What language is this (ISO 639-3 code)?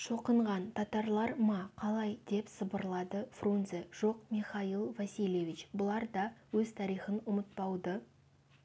kaz